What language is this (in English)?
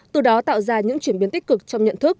Vietnamese